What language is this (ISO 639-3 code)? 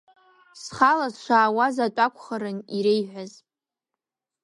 abk